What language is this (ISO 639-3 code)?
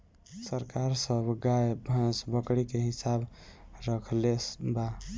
bho